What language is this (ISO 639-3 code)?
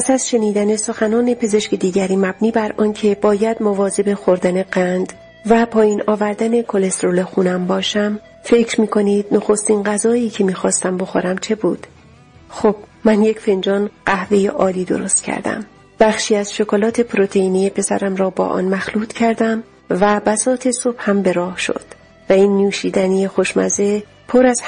fas